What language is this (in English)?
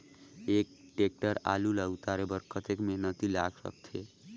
Chhattisgarhi